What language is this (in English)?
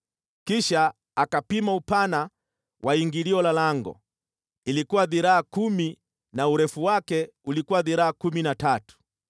Swahili